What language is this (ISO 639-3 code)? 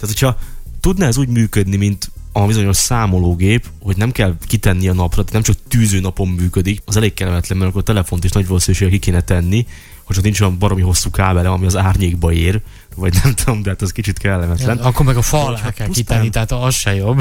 hun